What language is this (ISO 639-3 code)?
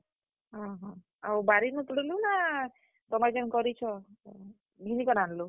ori